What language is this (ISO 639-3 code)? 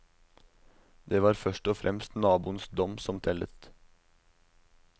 nor